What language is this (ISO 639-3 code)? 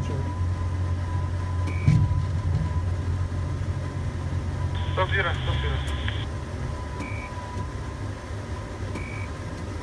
rus